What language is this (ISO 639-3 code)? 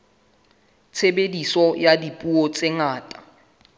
sot